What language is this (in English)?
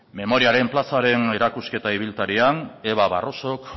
Basque